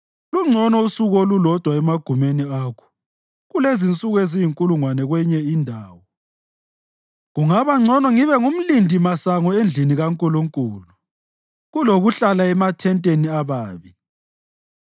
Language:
North Ndebele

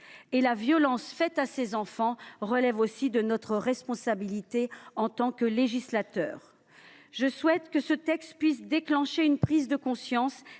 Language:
French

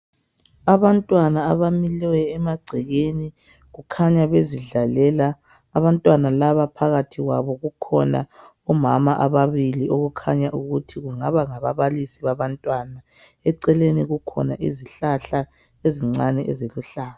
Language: North Ndebele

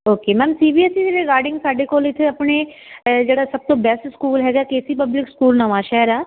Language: Punjabi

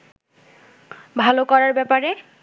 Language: Bangla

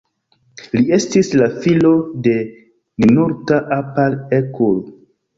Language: Esperanto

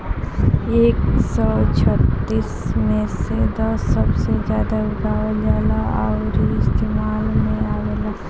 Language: Bhojpuri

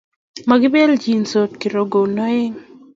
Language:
Kalenjin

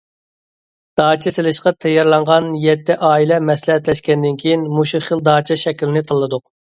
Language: Uyghur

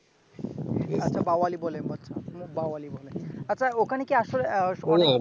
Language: Bangla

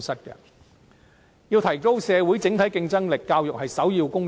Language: Cantonese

